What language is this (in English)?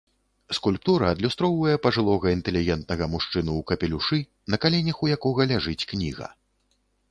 Belarusian